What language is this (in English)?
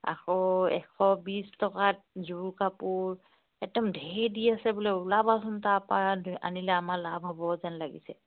Assamese